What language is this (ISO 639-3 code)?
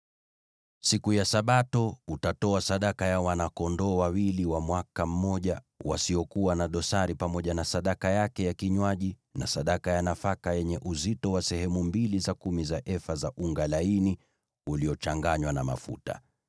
swa